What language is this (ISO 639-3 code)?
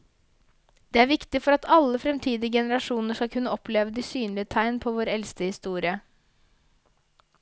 nor